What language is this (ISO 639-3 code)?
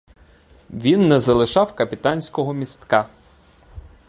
ukr